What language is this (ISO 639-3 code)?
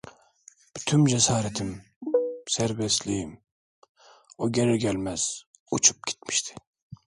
tur